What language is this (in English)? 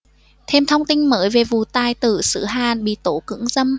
Vietnamese